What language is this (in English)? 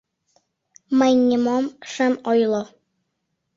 Mari